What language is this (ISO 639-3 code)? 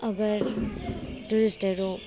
nep